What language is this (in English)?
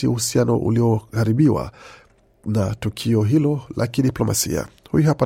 Swahili